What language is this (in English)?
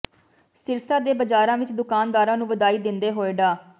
Punjabi